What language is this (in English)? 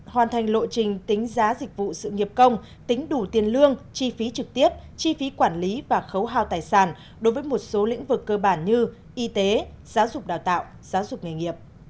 Vietnamese